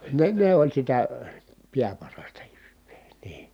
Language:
Finnish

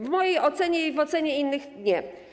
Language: Polish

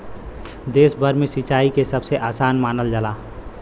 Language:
Bhojpuri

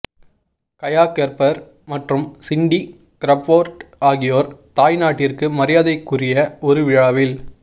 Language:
Tamil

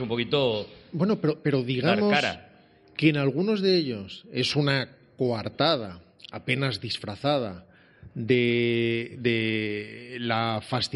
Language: Spanish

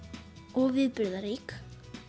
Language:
Icelandic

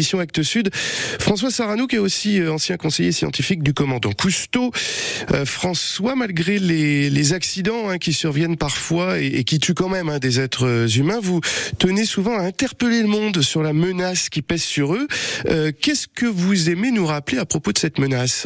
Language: French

